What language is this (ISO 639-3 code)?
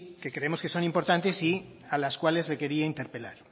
spa